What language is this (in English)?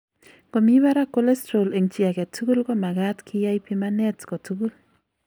Kalenjin